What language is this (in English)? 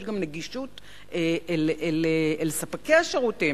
Hebrew